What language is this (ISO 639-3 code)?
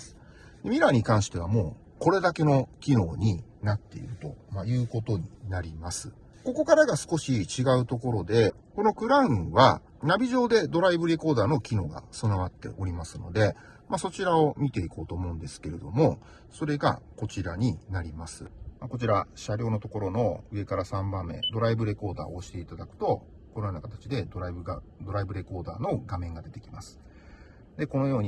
jpn